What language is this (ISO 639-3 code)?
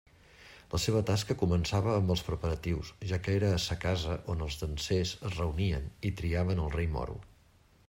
cat